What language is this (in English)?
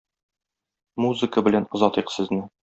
Tatar